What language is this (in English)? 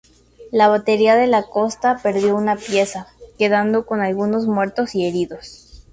Spanish